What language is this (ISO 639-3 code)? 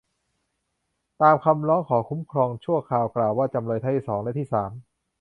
tha